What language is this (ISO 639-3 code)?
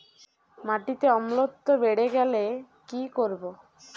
ben